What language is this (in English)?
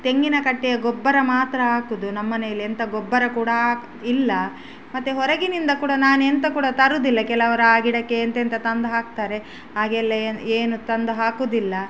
Kannada